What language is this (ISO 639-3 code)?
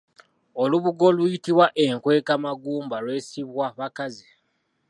lug